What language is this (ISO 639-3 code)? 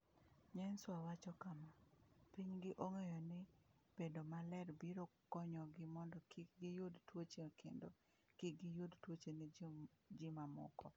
luo